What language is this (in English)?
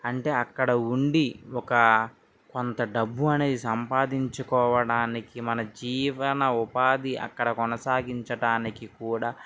Telugu